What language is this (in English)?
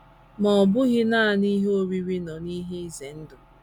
Igbo